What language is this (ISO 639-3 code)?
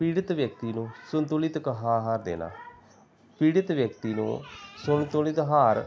pan